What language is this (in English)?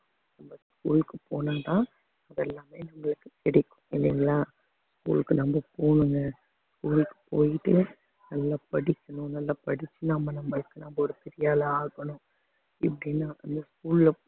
Tamil